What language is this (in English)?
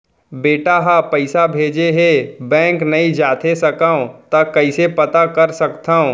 Chhattisgarhi